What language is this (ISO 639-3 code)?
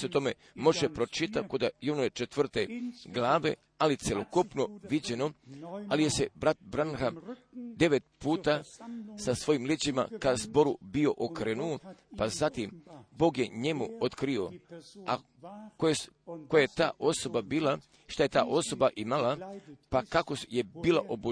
hrv